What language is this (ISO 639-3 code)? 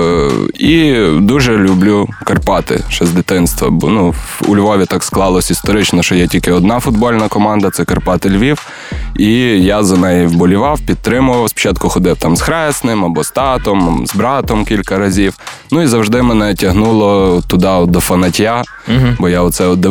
ukr